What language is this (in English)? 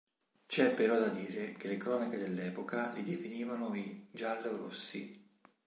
Italian